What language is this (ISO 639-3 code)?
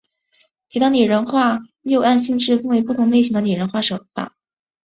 zho